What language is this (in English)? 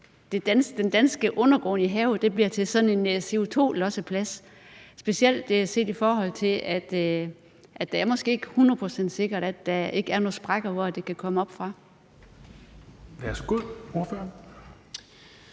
Danish